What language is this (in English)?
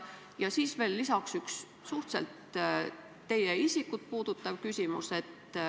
Estonian